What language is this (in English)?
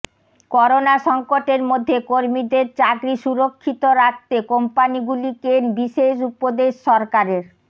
Bangla